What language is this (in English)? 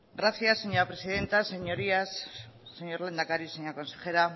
Spanish